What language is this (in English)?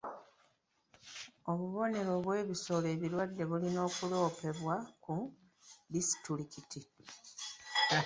Ganda